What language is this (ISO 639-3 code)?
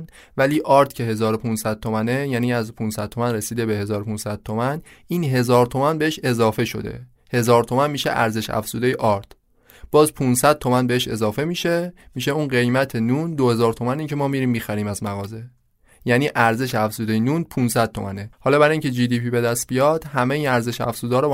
fas